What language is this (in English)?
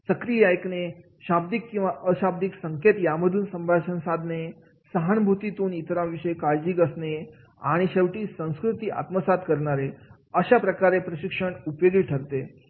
Marathi